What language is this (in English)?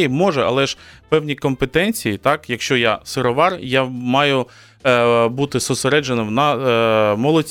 Ukrainian